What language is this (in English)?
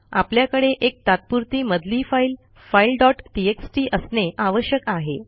Marathi